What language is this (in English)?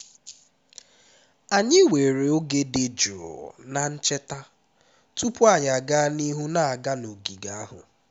Igbo